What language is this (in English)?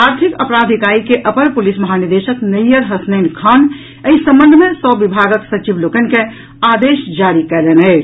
Maithili